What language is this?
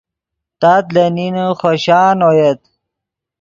Yidgha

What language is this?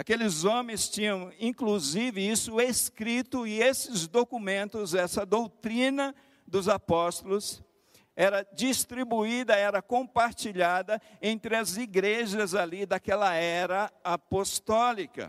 Portuguese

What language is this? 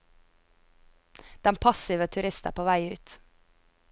Norwegian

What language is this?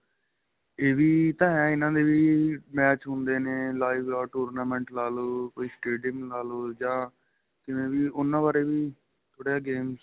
Punjabi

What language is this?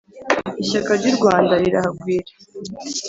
Kinyarwanda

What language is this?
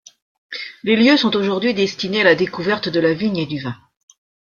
French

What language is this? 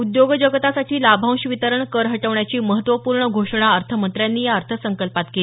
Marathi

